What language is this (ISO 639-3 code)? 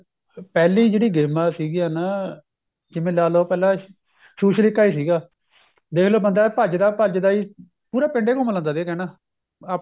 pan